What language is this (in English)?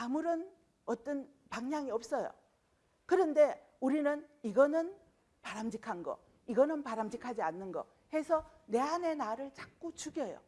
Korean